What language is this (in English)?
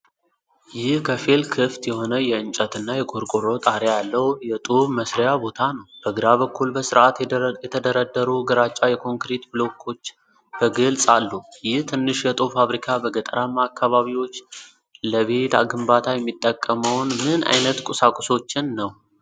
Amharic